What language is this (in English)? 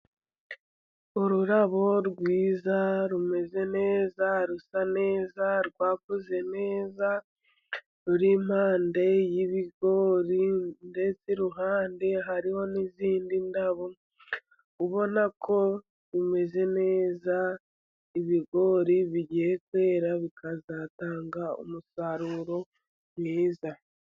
Kinyarwanda